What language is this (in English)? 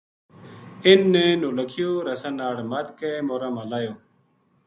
Gujari